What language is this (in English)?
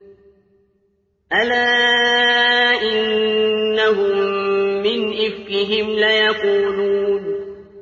Arabic